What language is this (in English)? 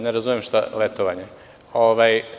Serbian